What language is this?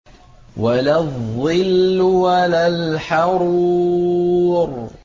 Arabic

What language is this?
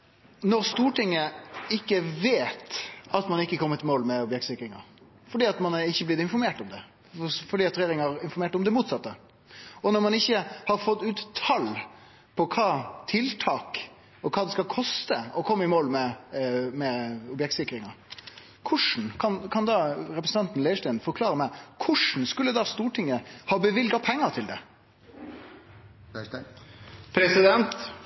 Norwegian Nynorsk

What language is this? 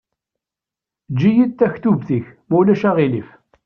Kabyle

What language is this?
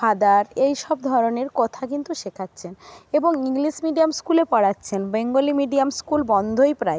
Bangla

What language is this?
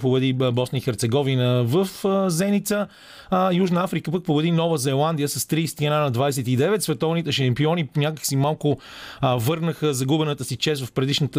Bulgarian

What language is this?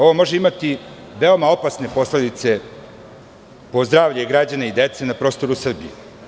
Serbian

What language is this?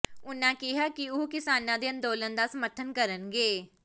Punjabi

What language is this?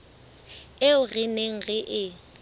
Southern Sotho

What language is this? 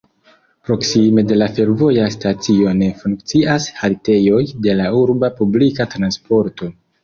Esperanto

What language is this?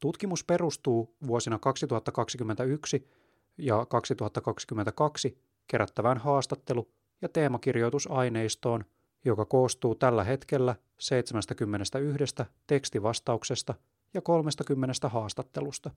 Finnish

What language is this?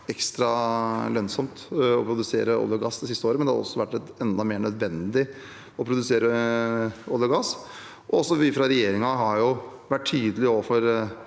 Norwegian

